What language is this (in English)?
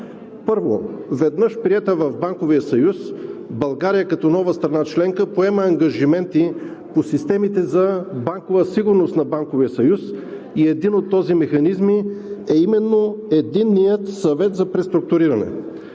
Bulgarian